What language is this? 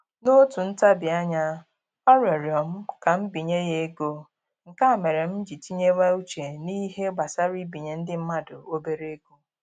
Igbo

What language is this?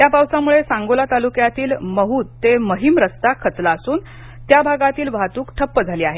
Marathi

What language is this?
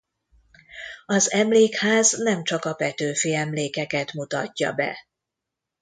Hungarian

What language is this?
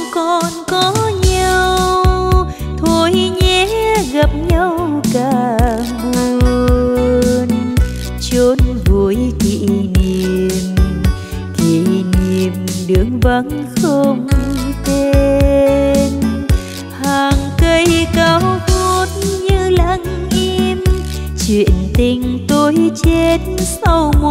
Vietnamese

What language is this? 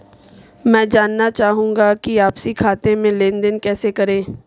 Hindi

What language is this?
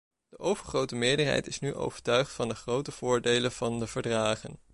Dutch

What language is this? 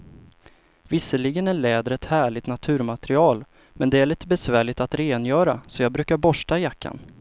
Swedish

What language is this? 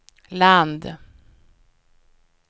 Swedish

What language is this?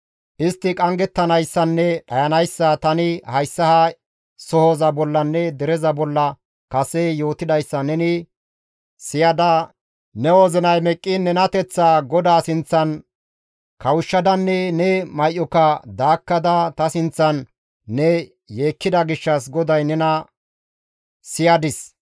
Gamo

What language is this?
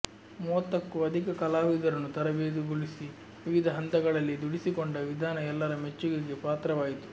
Kannada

